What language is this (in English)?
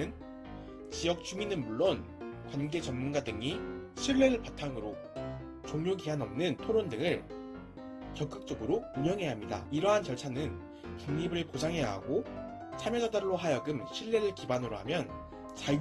Korean